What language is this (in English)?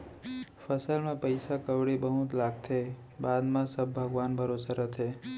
Chhattisgarhi